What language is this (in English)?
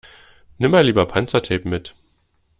German